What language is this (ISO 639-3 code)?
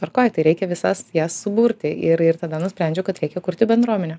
lit